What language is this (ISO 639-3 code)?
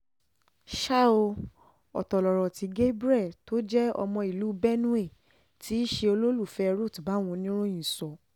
yor